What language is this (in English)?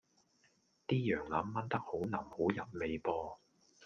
Cantonese